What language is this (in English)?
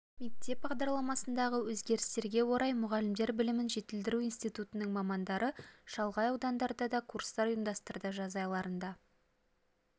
Kazakh